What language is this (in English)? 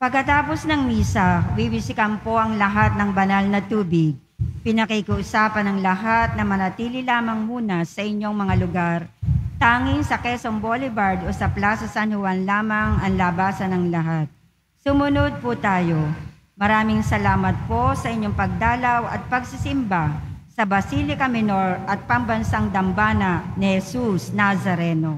Filipino